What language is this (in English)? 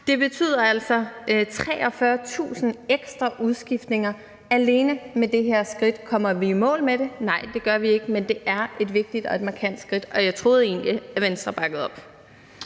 Danish